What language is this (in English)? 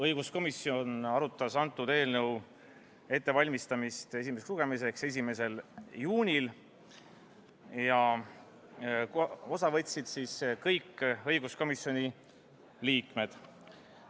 Estonian